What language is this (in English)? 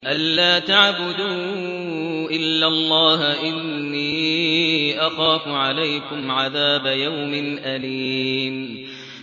Arabic